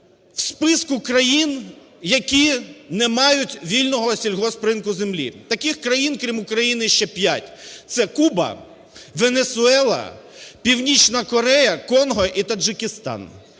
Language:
Ukrainian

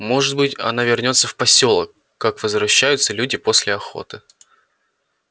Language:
Russian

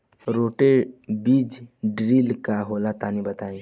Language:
Bhojpuri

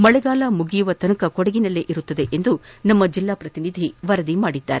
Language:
Kannada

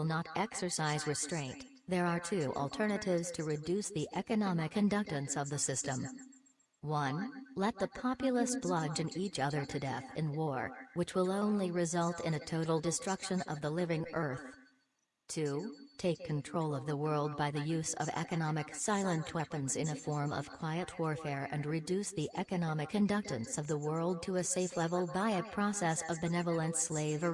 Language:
English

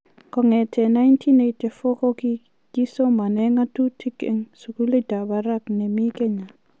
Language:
Kalenjin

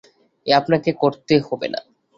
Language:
Bangla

